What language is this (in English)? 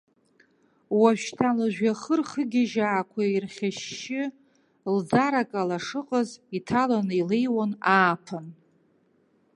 Abkhazian